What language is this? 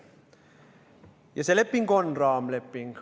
Estonian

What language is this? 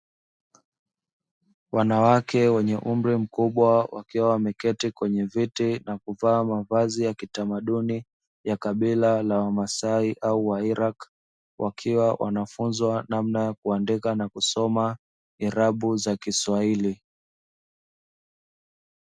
Swahili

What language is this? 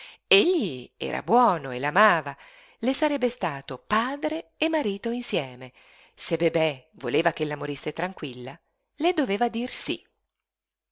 Italian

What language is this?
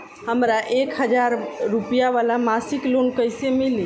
Bhojpuri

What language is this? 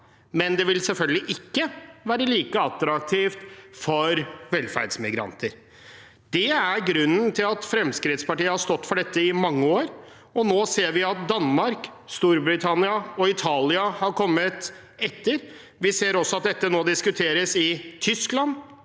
Norwegian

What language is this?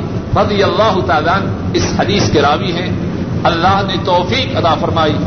Urdu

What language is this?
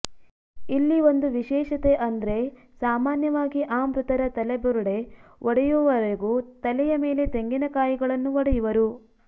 Kannada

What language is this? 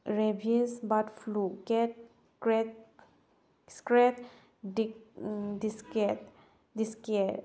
Manipuri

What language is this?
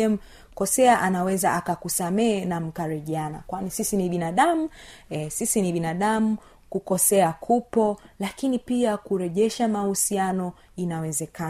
Swahili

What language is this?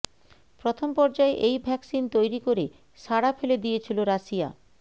Bangla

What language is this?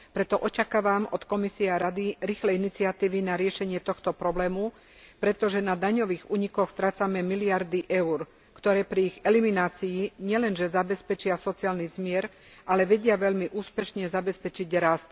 Slovak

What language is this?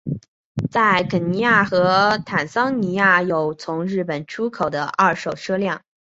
Chinese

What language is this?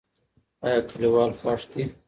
Pashto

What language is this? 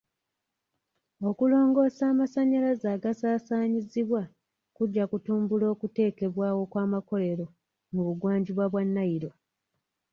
Ganda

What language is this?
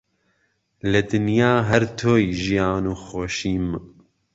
Central Kurdish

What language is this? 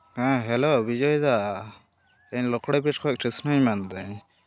Santali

